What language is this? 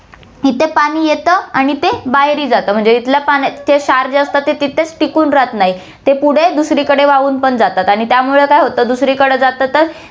Marathi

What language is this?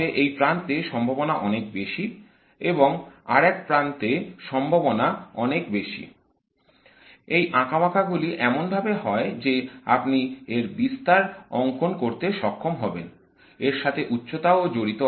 Bangla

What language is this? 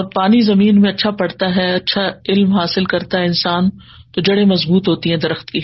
Urdu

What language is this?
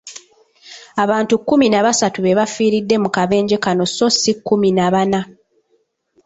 Ganda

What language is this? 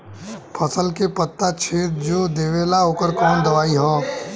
Bhojpuri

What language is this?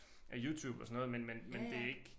Danish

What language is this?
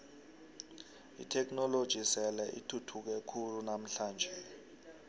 South Ndebele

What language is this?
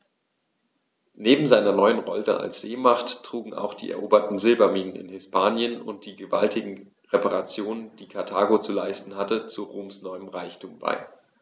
German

